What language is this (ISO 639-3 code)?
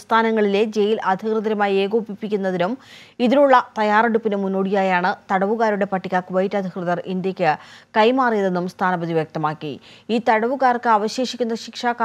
eng